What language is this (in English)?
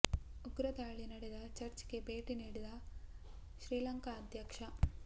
Kannada